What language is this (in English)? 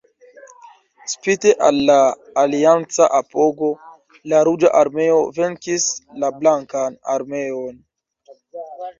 Esperanto